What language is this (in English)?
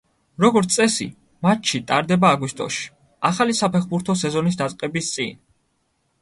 Georgian